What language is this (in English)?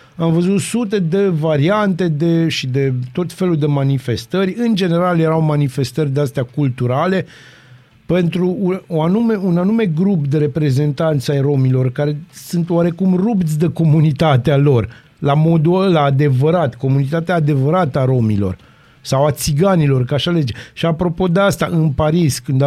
Romanian